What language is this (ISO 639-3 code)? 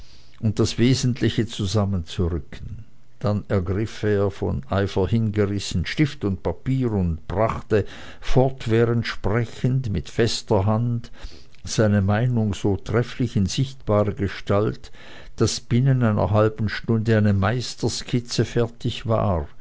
deu